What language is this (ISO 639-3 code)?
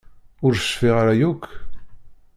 kab